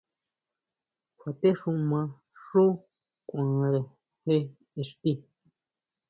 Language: Huautla Mazatec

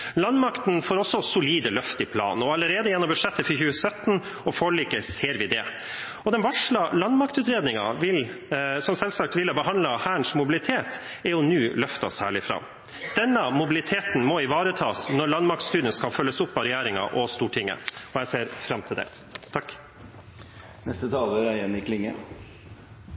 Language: Norwegian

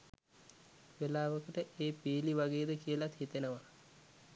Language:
Sinhala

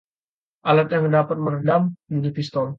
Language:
Indonesian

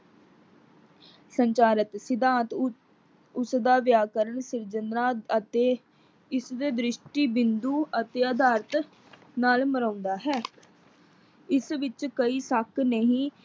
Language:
Punjabi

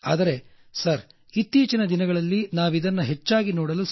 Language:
Kannada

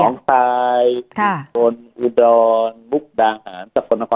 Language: Thai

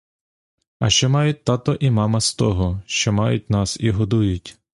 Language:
Ukrainian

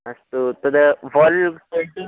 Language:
Sanskrit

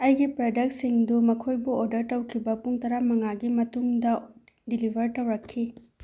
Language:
Manipuri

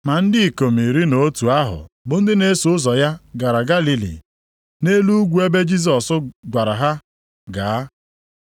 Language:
Igbo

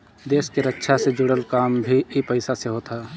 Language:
Bhojpuri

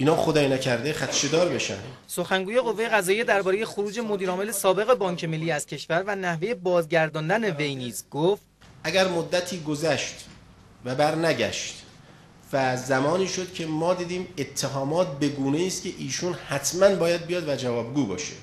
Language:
Persian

